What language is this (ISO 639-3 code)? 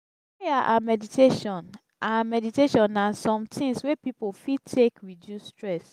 pcm